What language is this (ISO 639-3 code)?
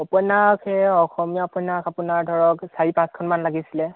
asm